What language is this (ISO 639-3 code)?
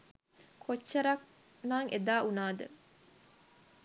sin